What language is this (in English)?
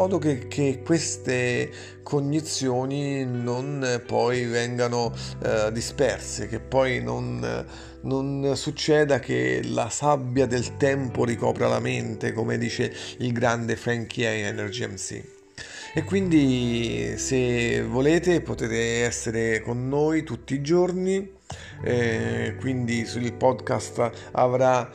Italian